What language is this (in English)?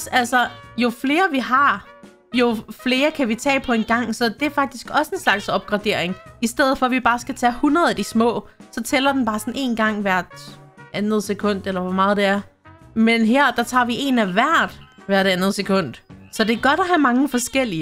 Danish